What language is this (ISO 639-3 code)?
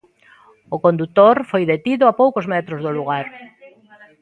glg